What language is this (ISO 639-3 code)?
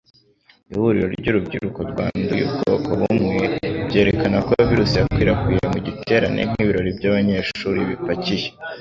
kin